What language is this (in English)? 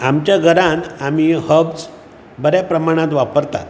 Konkani